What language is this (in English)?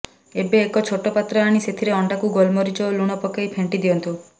Odia